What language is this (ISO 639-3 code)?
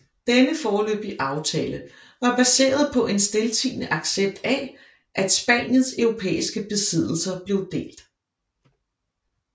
dan